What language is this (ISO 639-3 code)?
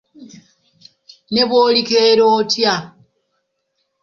lug